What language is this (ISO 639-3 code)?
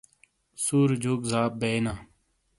scl